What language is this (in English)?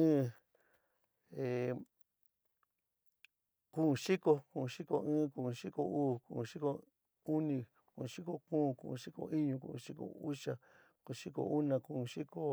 San Miguel El Grande Mixtec